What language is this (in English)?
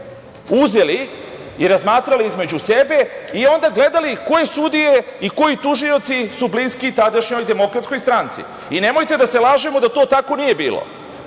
Serbian